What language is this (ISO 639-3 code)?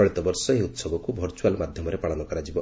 ori